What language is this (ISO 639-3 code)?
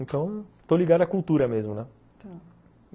por